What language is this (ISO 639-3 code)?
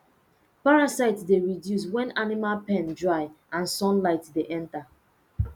pcm